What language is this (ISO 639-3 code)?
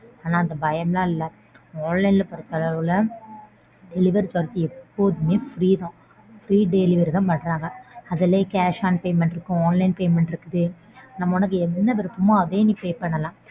tam